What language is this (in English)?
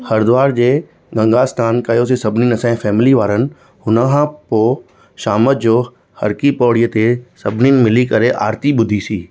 Sindhi